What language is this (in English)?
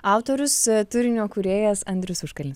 Lithuanian